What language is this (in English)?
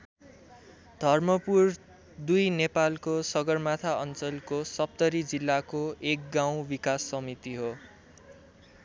Nepali